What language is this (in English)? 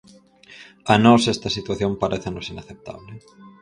Galician